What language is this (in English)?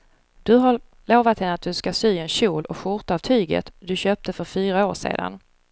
Swedish